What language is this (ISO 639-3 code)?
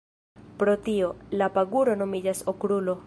epo